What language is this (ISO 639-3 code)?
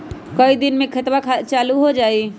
mag